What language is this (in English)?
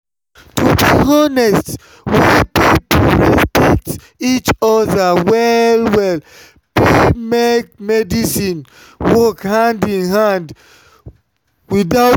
Nigerian Pidgin